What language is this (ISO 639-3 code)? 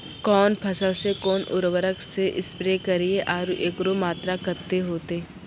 mai